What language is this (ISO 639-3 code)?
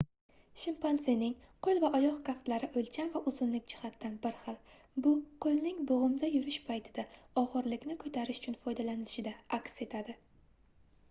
uzb